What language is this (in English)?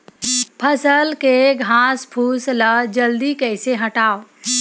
Chhattisgarhi